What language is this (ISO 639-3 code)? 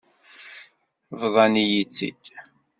kab